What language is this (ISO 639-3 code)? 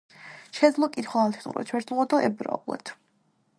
kat